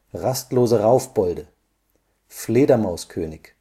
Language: German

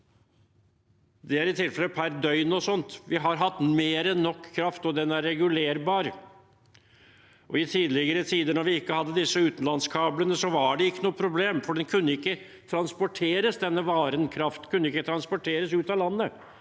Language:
Norwegian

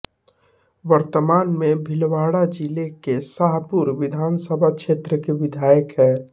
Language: Hindi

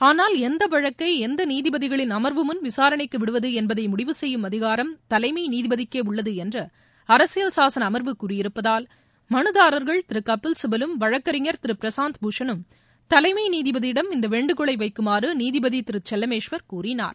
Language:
Tamil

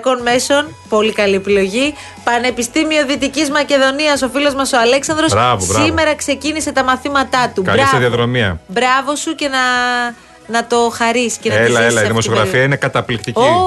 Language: Greek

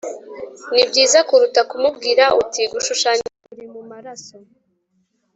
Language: Kinyarwanda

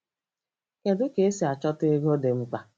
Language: Igbo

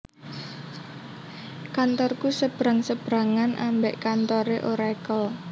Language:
Javanese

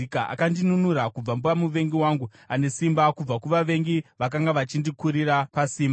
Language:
Shona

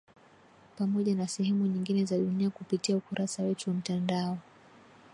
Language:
Swahili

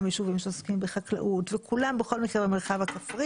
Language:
Hebrew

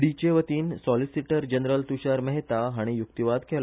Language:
Konkani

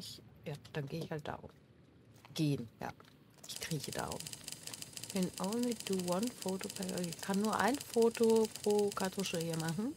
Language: German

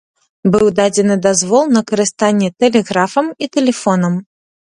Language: Belarusian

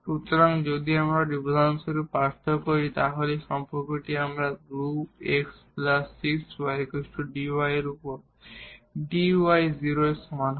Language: Bangla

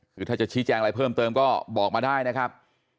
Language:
Thai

